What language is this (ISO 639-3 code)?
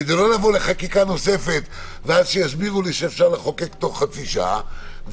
heb